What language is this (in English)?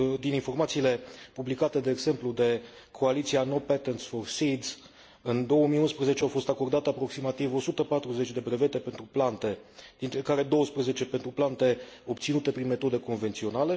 Romanian